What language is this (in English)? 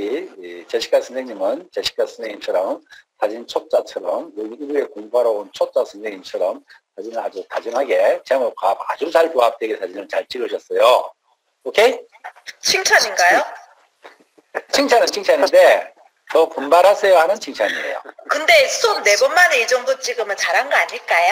Korean